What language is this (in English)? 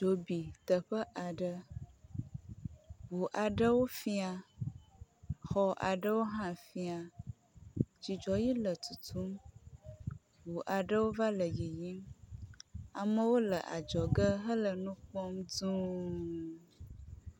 Ewe